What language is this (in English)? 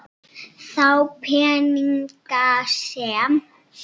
Icelandic